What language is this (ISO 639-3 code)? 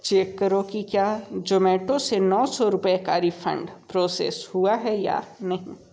hin